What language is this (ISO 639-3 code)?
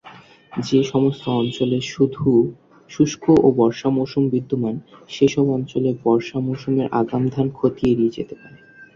ben